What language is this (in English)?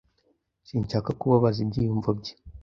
Kinyarwanda